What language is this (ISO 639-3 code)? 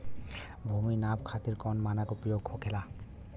bho